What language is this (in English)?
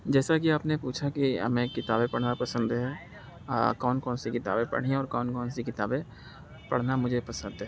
Urdu